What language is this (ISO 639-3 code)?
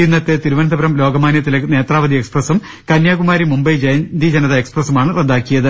mal